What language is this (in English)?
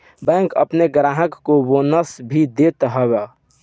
Bhojpuri